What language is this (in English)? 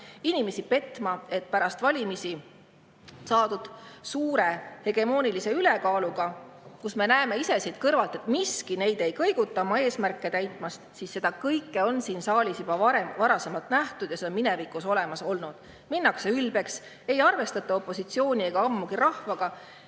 Estonian